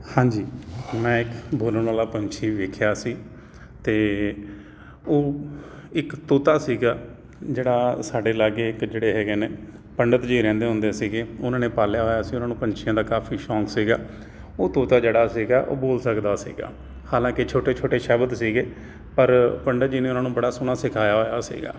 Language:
Punjabi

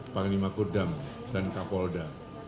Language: Indonesian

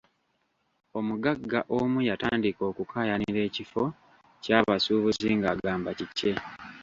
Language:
Ganda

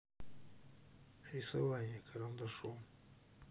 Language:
Russian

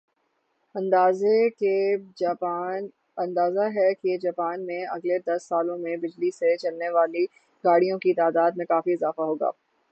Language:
Urdu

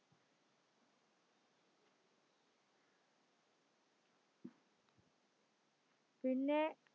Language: Malayalam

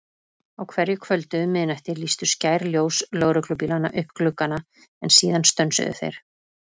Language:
Icelandic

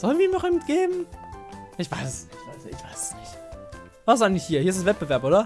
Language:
German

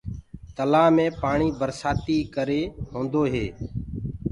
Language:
Gurgula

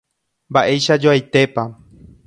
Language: Guarani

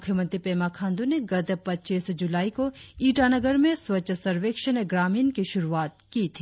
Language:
Hindi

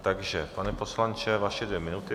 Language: Czech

